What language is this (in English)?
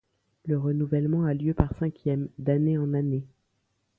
French